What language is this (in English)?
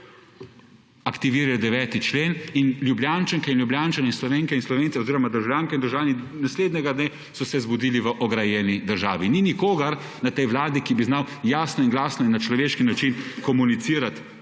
Slovenian